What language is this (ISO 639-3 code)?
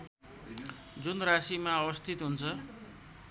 nep